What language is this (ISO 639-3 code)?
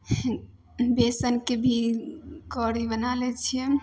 mai